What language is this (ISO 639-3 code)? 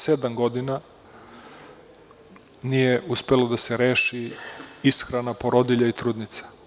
srp